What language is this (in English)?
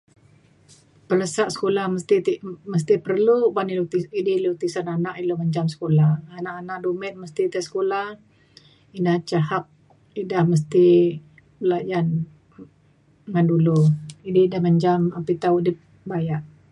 Mainstream Kenyah